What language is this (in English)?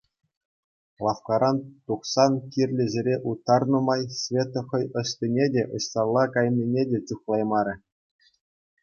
Chuvash